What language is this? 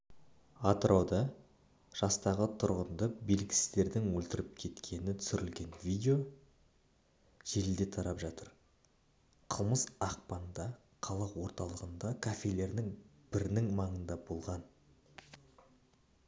Kazakh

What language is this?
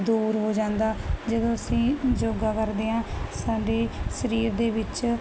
Punjabi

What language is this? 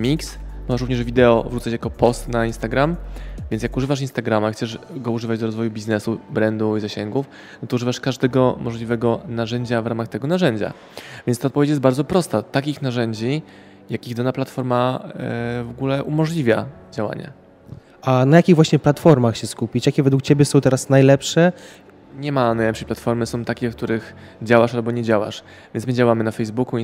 Polish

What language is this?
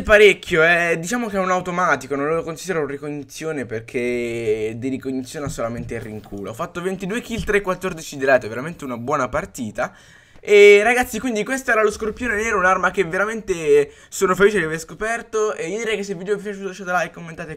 Italian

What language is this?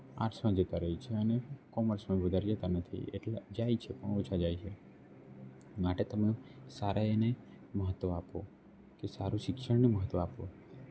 Gujarati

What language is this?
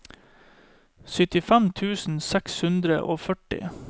Norwegian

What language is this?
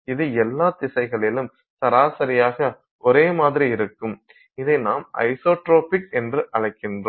Tamil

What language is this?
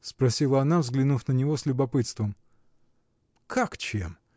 Russian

